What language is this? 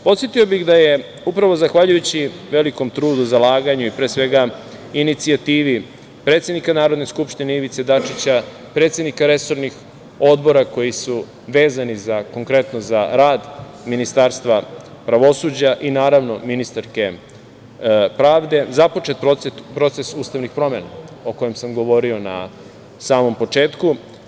Serbian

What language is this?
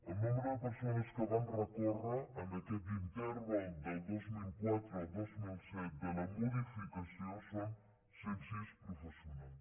Catalan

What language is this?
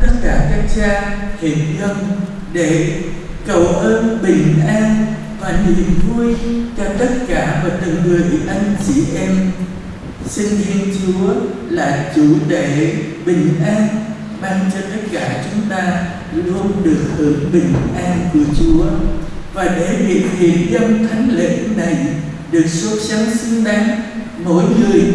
Vietnamese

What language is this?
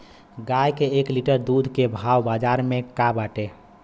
Bhojpuri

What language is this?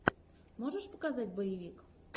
Russian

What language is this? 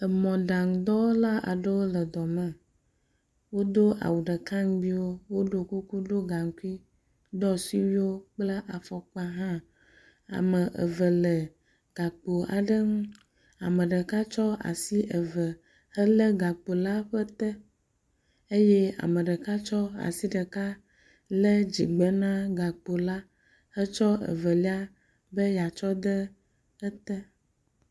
Ewe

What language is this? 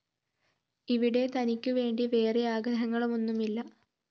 Malayalam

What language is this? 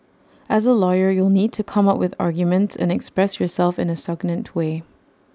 English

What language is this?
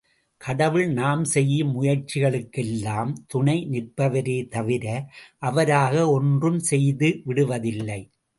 Tamil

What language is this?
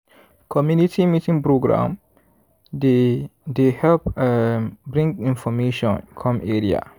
Nigerian Pidgin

